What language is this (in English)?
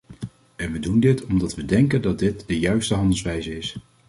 Dutch